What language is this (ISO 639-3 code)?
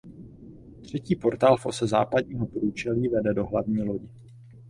ces